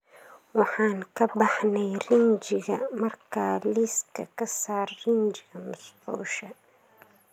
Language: Somali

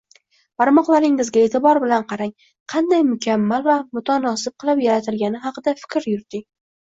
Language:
Uzbek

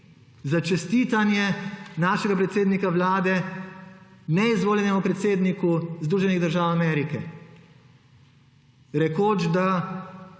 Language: Slovenian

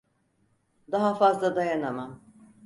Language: Turkish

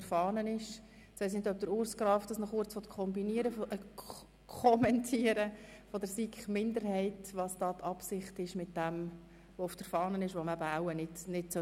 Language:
Swiss German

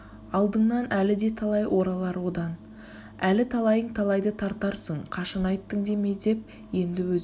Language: Kazakh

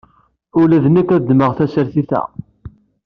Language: Kabyle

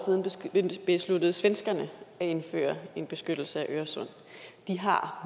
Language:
Danish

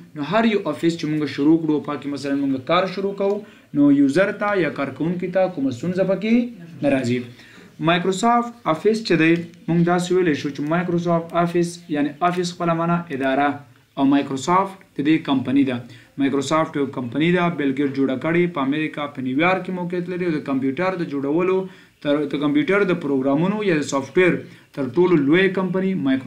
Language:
Romanian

